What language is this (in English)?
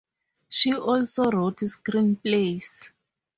English